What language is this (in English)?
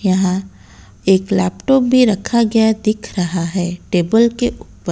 Hindi